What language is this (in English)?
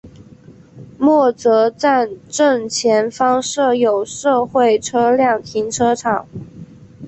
Chinese